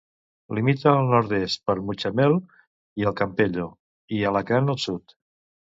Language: Catalan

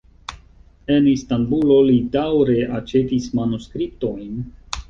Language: Esperanto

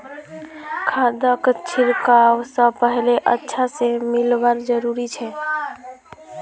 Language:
Magahi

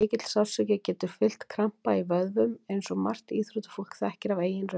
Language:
Icelandic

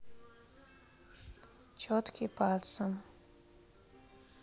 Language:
Russian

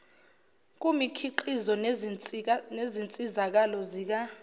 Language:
Zulu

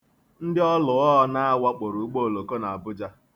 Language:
Igbo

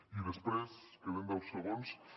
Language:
Catalan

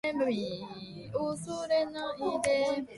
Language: Japanese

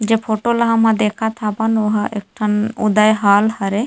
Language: Chhattisgarhi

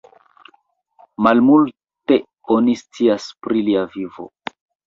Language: Esperanto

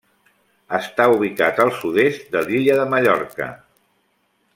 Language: Catalan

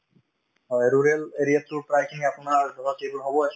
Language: Assamese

